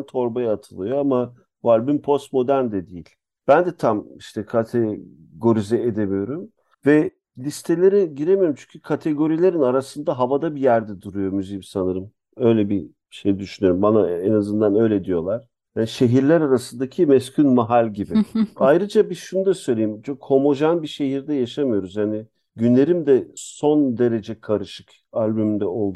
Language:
Turkish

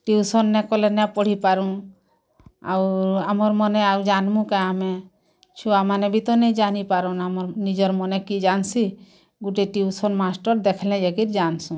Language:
Odia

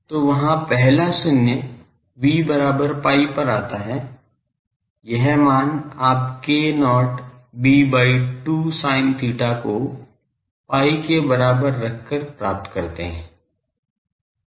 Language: Hindi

